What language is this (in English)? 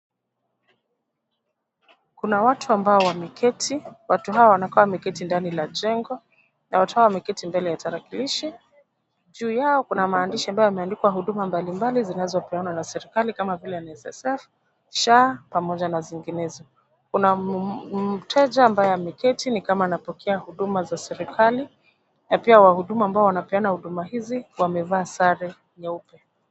Swahili